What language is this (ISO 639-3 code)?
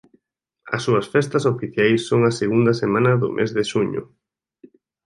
glg